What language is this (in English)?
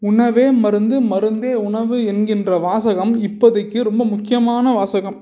Tamil